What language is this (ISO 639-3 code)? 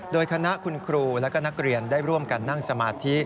tha